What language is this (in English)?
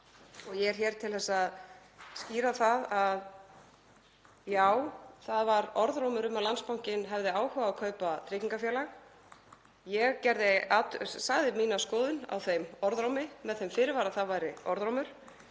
Icelandic